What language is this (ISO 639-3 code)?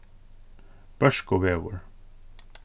fao